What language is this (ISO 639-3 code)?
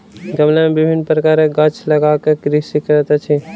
mai